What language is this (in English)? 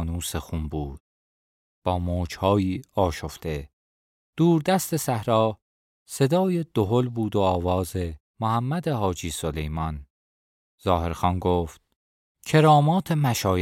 Persian